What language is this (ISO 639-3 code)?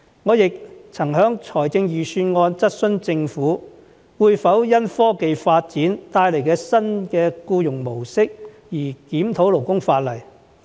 yue